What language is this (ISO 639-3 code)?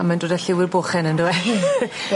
cym